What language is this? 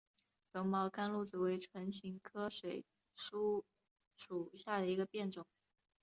Chinese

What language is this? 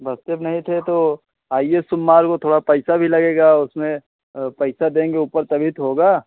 Hindi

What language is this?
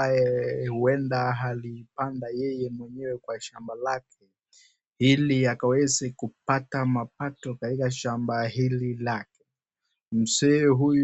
Swahili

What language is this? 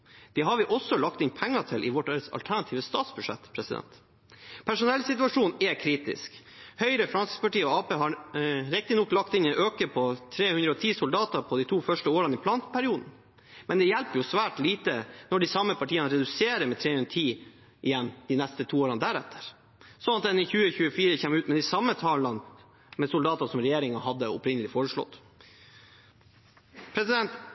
Norwegian Bokmål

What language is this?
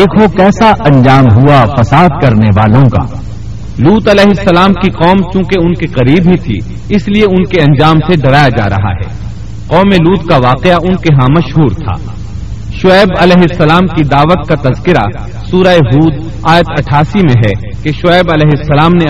Urdu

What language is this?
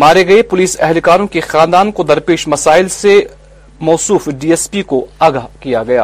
Urdu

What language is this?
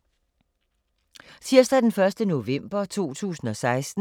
Danish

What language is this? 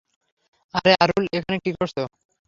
Bangla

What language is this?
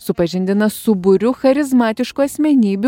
Lithuanian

